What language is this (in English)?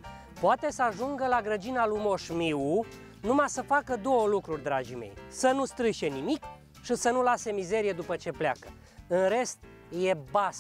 Romanian